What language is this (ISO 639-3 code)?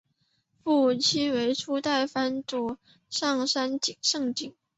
zho